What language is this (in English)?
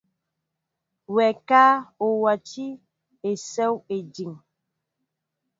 Mbo (Cameroon)